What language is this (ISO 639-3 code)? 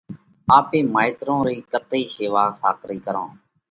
kvx